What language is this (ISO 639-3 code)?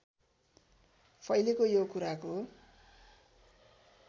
nep